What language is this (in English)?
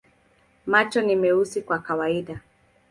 Swahili